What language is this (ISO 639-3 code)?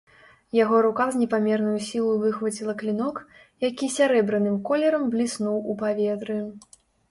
bel